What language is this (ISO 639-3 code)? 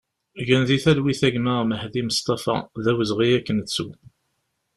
kab